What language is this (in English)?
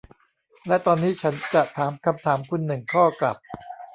Thai